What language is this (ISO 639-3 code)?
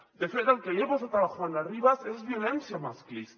cat